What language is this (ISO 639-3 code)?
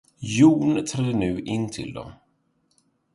swe